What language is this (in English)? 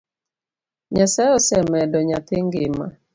Luo (Kenya and Tanzania)